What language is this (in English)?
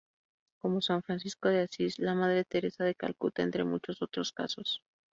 Spanish